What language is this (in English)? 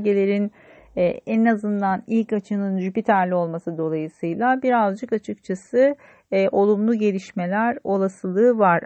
Turkish